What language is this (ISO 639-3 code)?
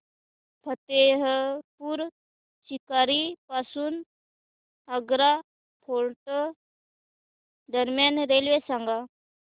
mar